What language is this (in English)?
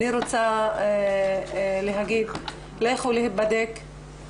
Hebrew